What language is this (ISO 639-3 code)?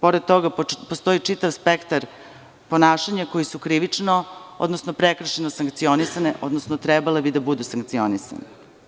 srp